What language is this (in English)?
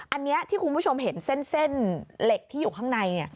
Thai